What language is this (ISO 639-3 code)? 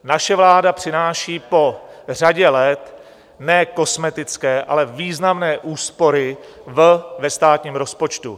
ces